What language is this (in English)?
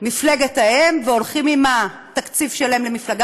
Hebrew